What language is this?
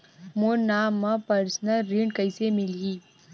Chhattisgarhi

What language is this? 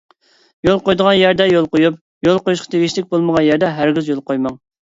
Uyghur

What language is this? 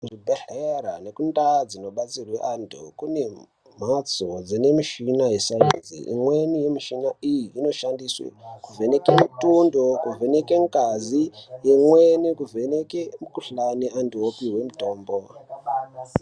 Ndau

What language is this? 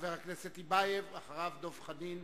Hebrew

